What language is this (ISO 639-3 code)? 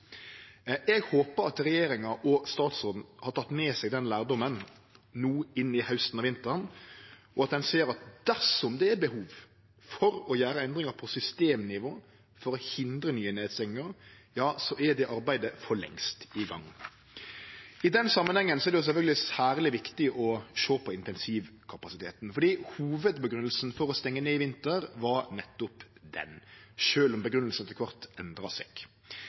nno